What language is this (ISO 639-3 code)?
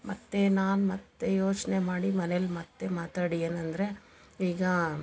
kan